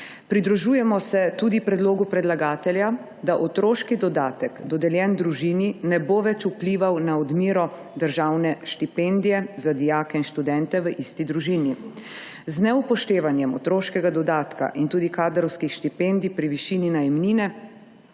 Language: Slovenian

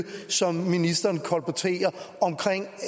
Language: Danish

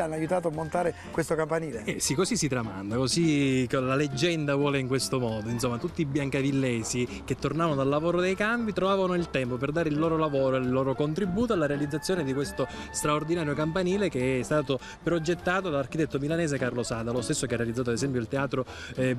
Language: Italian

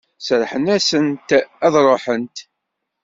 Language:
Kabyle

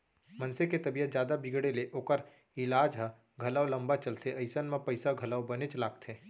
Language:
Chhattisgarhi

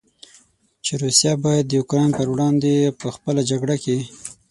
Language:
Pashto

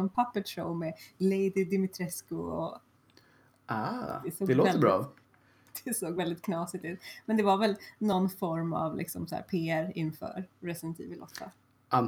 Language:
Swedish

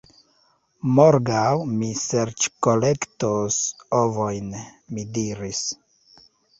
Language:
Esperanto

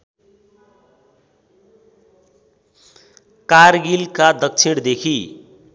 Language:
Nepali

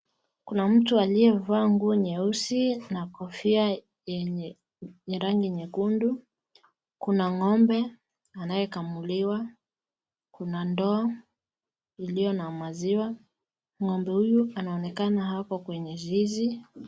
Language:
Swahili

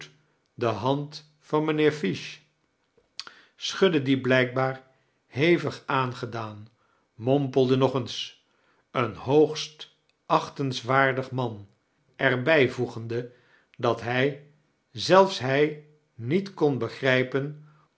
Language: Dutch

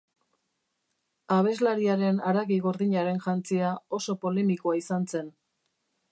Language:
Basque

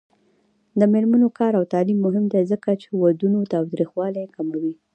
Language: Pashto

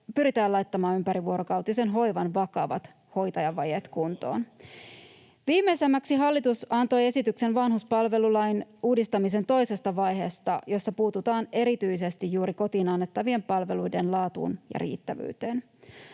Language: Finnish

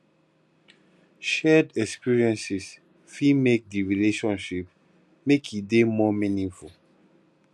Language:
Nigerian Pidgin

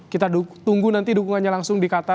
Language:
Indonesian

